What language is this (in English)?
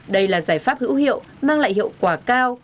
Vietnamese